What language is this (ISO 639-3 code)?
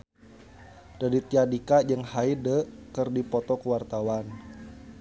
sun